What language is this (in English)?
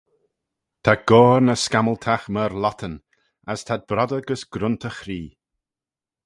Manx